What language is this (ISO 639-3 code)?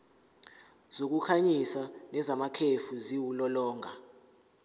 zul